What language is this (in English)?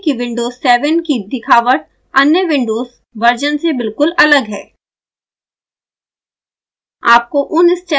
Hindi